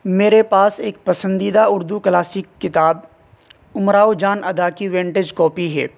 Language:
Urdu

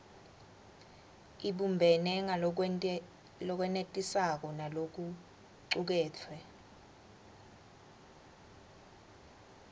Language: Swati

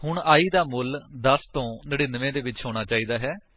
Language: Punjabi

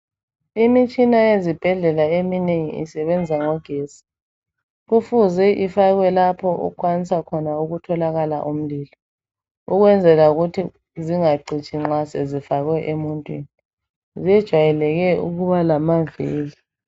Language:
North Ndebele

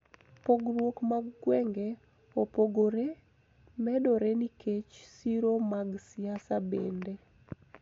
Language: Luo (Kenya and Tanzania)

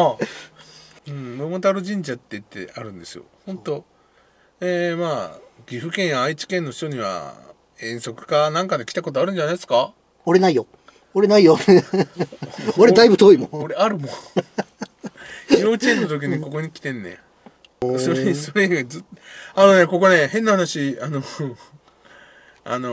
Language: Japanese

